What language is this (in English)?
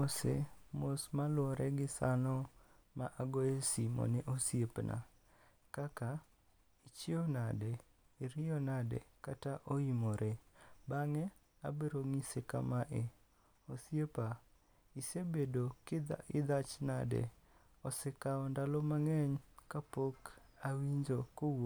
Luo (Kenya and Tanzania)